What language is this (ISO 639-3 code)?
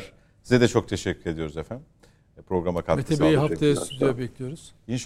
tur